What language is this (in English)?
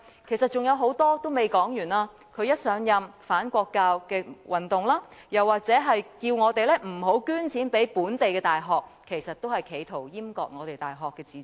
Cantonese